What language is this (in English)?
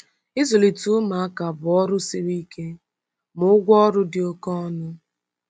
Igbo